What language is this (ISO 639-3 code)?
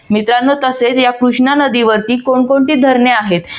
mar